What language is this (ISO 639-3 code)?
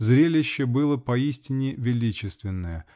rus